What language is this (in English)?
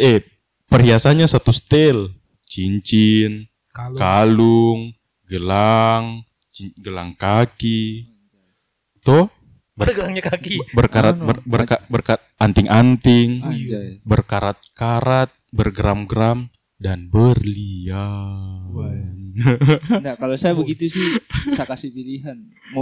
Indonesian